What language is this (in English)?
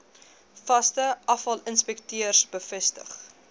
Afrikaans